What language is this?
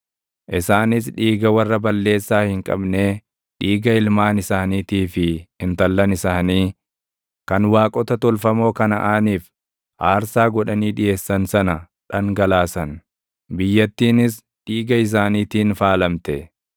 Oromo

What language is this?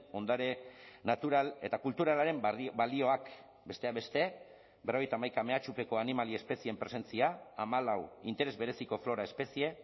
Basque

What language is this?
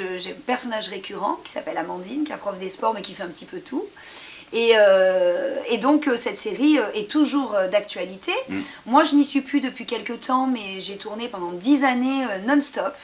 French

